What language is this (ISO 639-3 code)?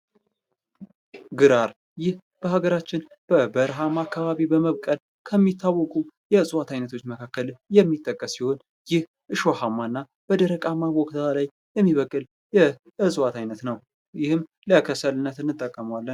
amh